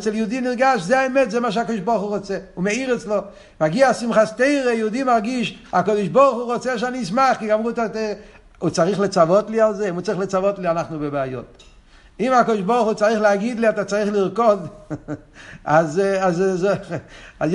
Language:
Hebrew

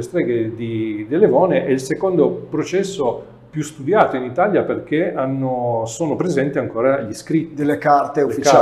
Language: Italian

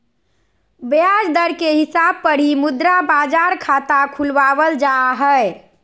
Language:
Magahi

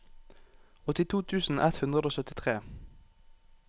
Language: Norwegian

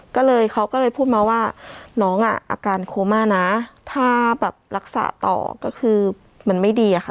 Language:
Thai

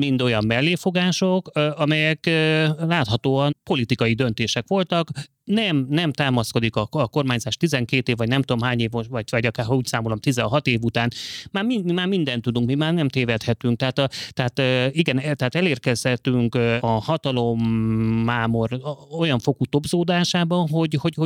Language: Hungarian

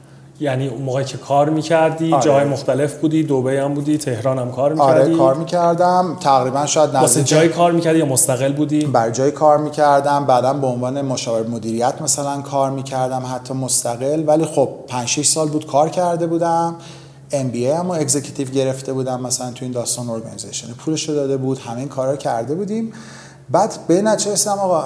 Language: Persian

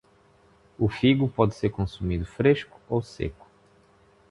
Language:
Portuguese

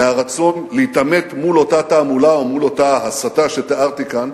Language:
Hebrew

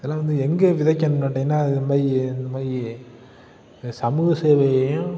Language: Tamil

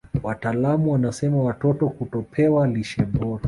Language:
Swahili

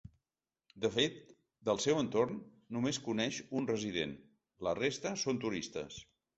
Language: Catalan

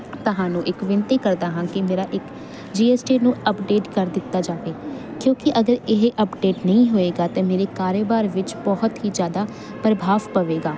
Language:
Punjabi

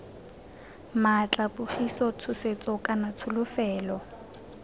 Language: Tswana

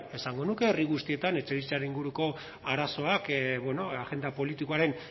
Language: Basque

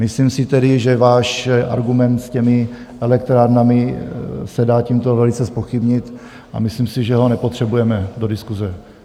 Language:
Czech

